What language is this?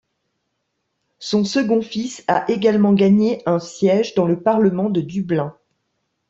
French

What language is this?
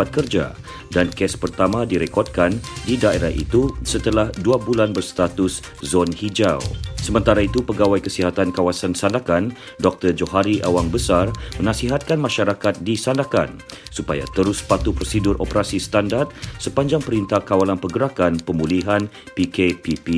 Malay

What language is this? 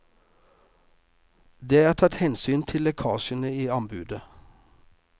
Norwegian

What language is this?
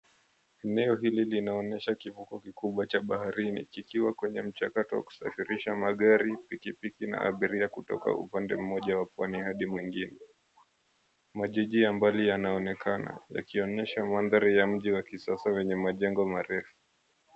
Swahili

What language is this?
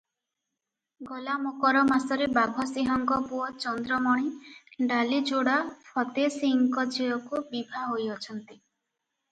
Odia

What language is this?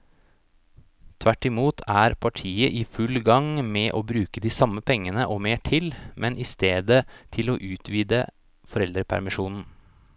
Norwegian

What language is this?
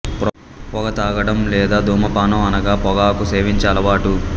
Telugu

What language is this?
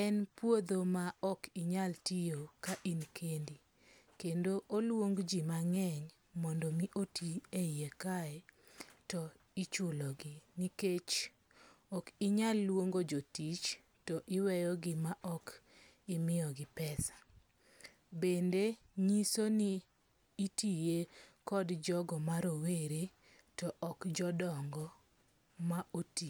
Luo (Kenya and Tanzania)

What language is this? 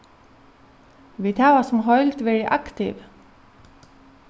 Faroese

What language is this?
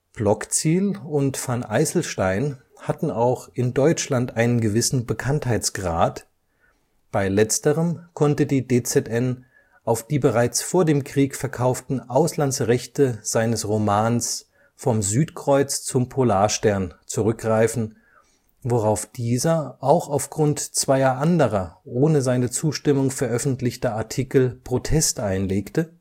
German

